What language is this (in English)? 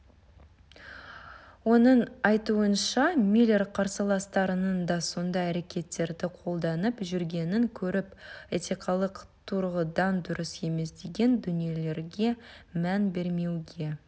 Kazakh